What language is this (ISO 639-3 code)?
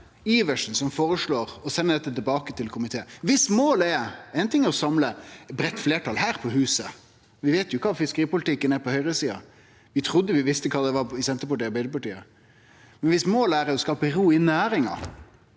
nor